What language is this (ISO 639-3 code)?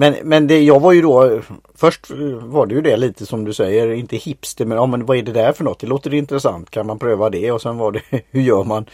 swe